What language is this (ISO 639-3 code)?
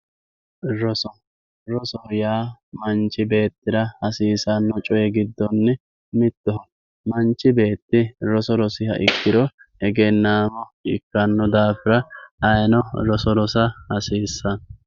sid